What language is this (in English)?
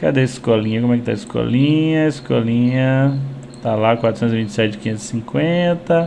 Portuguese